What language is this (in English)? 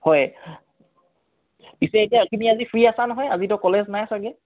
Assamese